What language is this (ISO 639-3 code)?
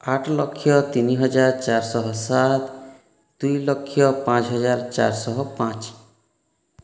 ori